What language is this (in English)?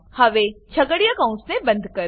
Gujarati